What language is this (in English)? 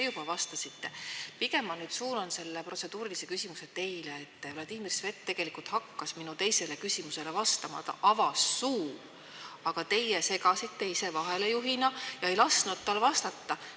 Estonian